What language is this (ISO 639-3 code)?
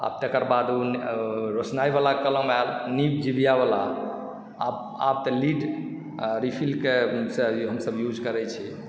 mai